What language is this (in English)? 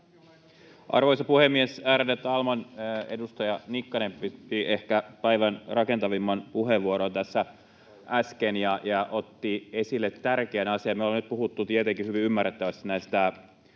Finnish